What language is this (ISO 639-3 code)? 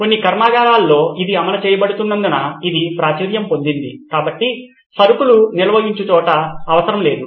tel